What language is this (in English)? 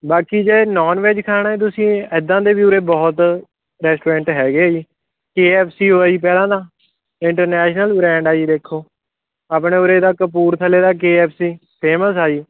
Punjabi